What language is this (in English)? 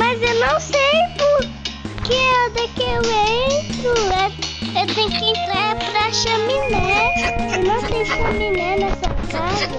Portuguese